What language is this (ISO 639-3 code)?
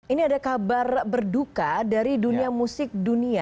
ind